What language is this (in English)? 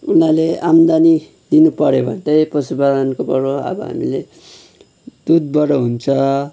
Nepali